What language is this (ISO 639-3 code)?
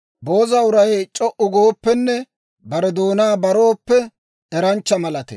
dwr